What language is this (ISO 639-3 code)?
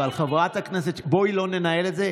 heb